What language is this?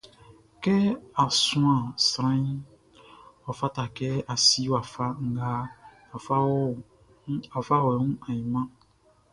Baoulé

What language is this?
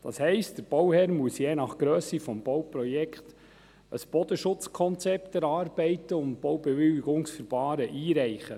Swiss German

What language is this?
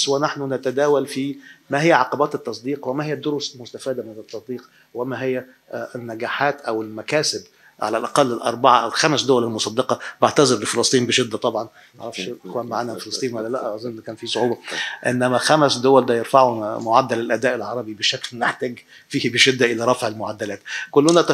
Arabic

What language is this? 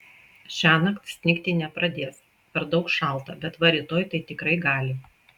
Lithuanian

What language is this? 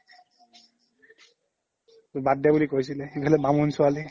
Assamese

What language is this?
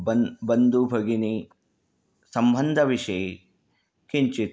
Sanskrit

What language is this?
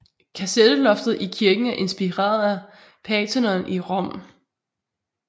Danish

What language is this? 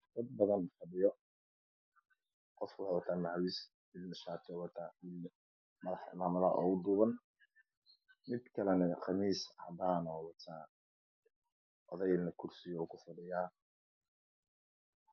Somali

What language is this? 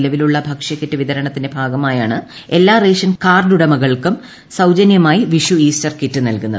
Malayalam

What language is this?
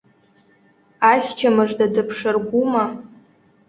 Abkhazian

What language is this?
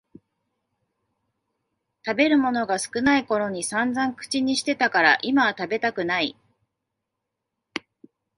Japanese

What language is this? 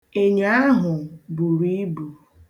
Igbo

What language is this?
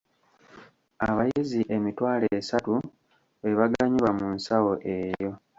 Ganda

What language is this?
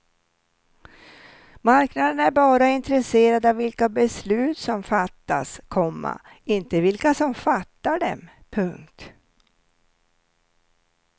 Swedish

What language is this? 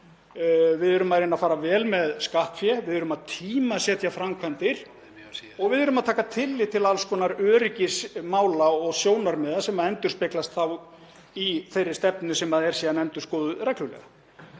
Icelandic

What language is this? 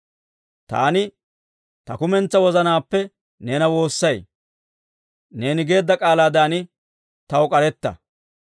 Dawro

